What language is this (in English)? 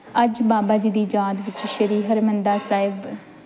Punjabi